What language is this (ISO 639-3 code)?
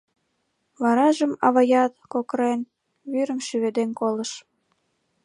chm